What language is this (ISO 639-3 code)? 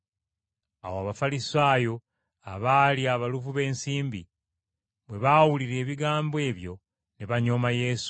lug